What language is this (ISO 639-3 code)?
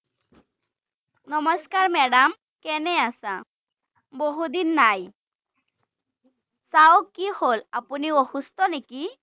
asm